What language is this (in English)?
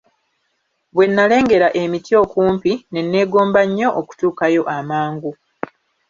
Ganda